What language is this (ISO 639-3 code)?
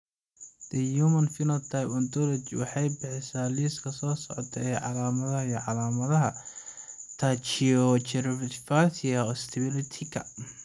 som